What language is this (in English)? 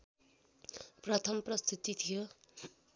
Nepali